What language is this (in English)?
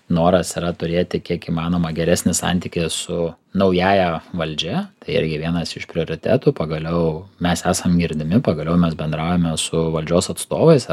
Lithuanian